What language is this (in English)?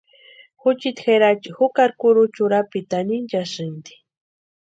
Western Highland Purepecha